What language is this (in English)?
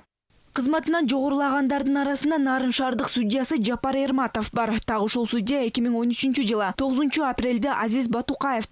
Russian